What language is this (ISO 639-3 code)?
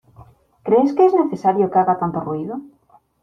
spa